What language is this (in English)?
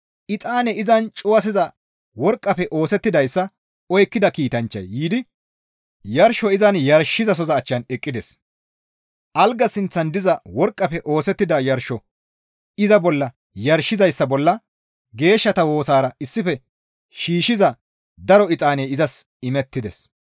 Gamo